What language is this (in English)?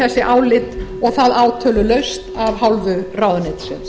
Icelandic